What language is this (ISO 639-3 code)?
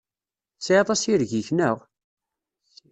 kab